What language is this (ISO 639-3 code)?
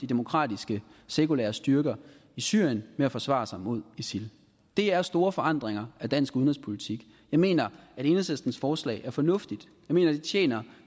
dan